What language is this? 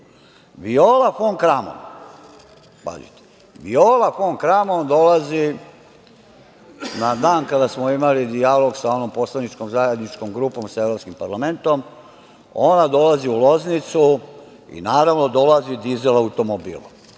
Serbian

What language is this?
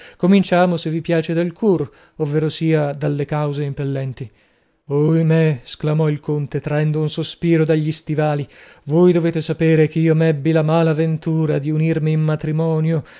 Italian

